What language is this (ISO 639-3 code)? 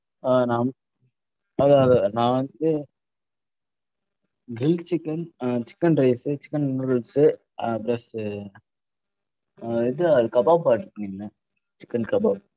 tam